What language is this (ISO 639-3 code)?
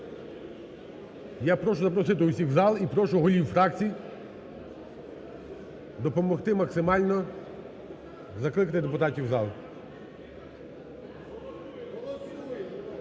ukr